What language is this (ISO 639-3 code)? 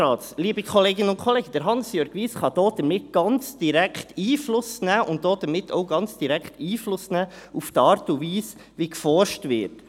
gsw